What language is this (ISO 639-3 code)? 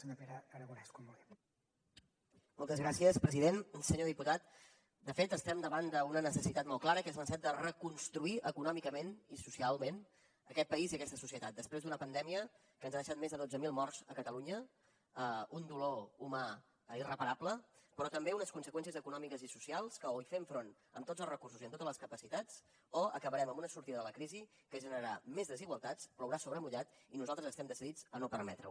cat